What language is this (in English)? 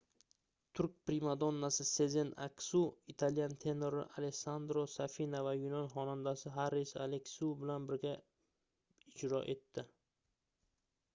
Uzbek